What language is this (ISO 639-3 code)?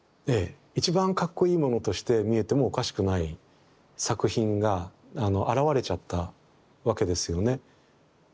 jpn